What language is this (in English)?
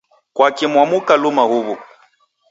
Taita